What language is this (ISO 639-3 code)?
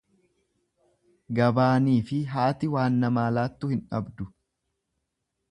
orm